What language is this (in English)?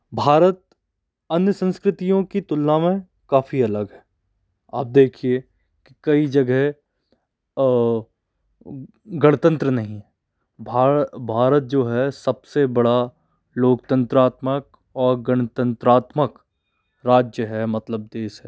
Hindi